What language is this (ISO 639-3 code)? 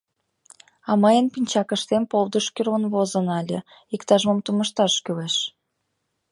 chm